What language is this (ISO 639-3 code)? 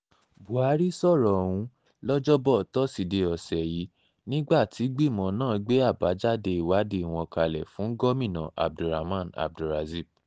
yor